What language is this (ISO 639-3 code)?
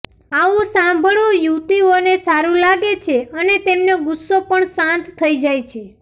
guj